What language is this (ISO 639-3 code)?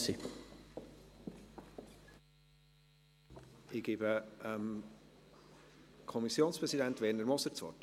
gsw